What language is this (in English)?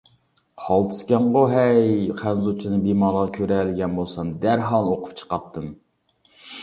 Uyghur